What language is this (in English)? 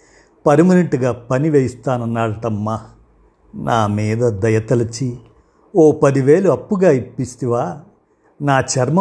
Telugu